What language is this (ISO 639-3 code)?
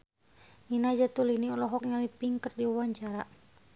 sun